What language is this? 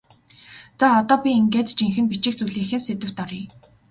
Mongolian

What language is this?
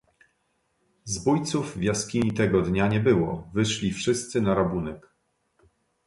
Polish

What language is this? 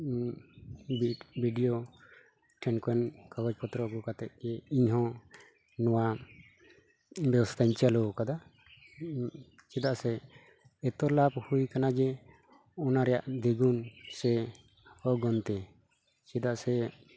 Santali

